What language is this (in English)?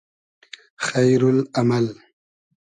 Hazaragi